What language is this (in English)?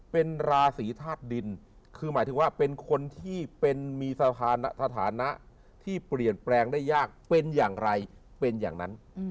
Thai